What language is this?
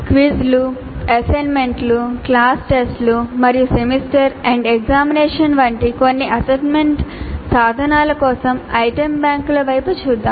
Telugu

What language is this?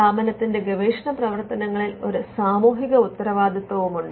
Malayalam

